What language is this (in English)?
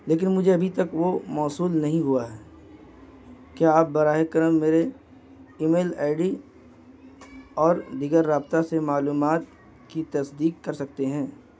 Urdu